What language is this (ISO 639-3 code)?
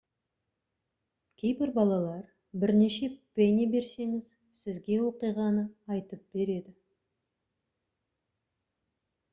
kaz